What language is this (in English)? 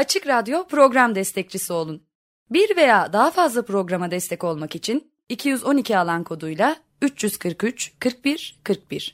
Turkish